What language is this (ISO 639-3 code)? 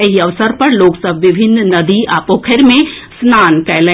mai